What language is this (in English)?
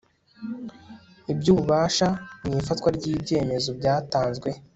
Kinyarwanda